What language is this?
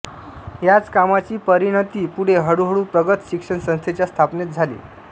Marathi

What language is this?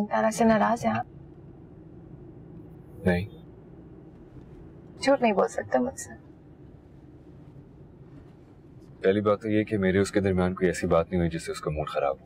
Hindi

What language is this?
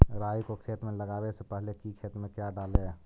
Magahi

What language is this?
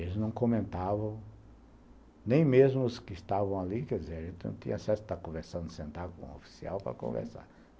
Portuguese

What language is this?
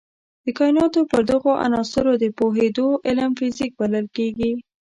Pashto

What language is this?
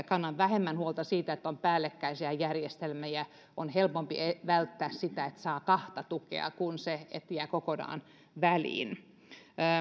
Finnish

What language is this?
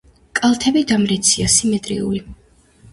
Georgian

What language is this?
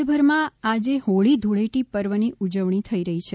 Gujarati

